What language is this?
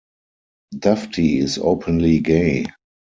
English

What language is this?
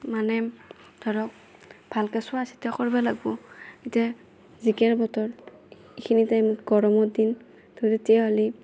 Assamese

